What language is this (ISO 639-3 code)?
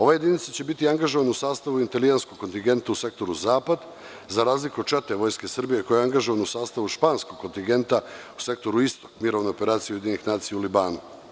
srp